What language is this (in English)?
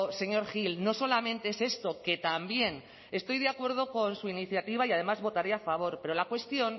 Spanish